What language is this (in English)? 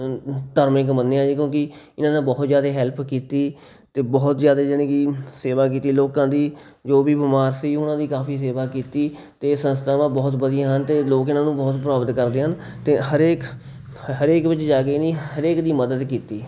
Punjabi